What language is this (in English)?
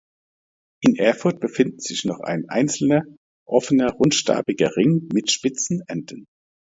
German